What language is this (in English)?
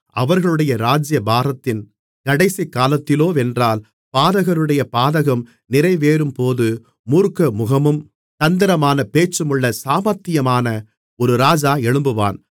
Tamil